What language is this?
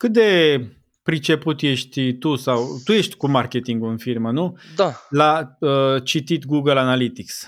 Romanian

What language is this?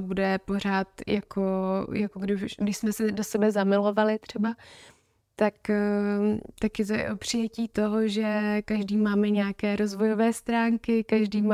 Czech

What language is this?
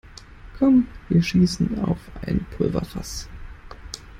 German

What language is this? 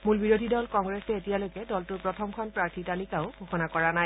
Assamese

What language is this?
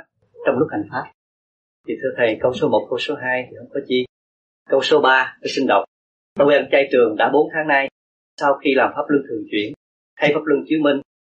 Vietnamese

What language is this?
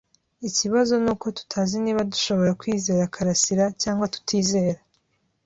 Kinyarwanda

